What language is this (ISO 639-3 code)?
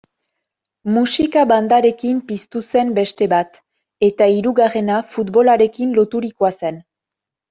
eus